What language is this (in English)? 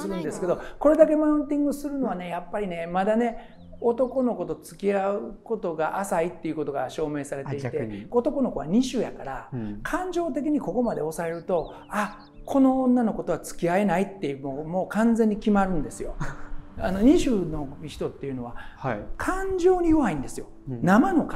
Japanese